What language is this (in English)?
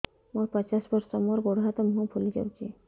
Odia